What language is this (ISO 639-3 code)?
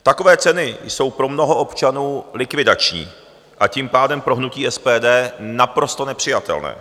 ces